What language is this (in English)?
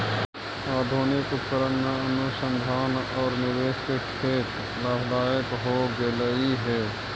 Magahi